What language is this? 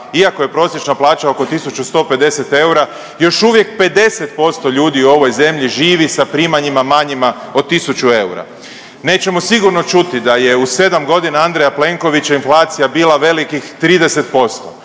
Croatian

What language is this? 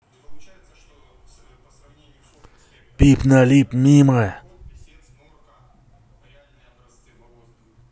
Russian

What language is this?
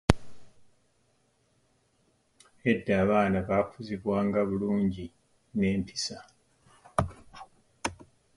Ganda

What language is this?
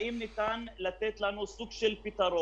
Hebrew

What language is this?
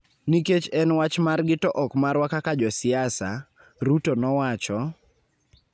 Luo (Kenya and Tanzania)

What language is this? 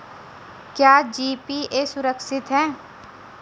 Hindi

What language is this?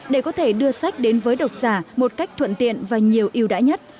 Vietnamese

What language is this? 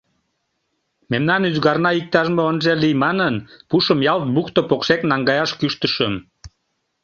Mari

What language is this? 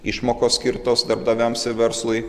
Lithuanian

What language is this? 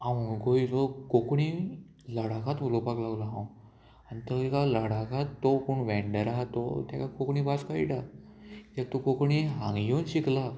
Konkani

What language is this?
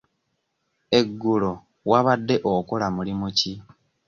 Ganda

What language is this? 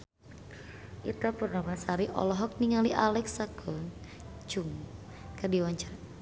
Sundanese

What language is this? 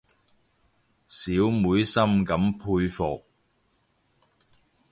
Cantonese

